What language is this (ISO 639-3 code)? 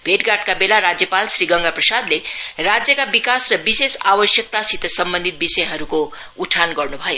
nep